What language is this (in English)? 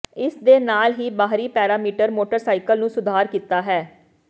Punjabi